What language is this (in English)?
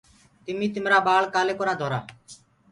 Gurgula